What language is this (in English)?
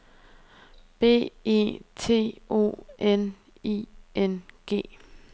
Danish